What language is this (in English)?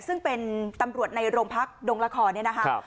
Thai